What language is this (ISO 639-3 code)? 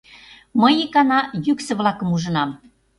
chm